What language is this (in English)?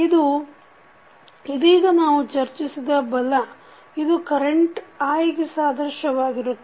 Kannada